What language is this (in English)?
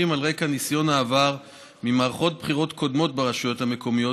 Hebrew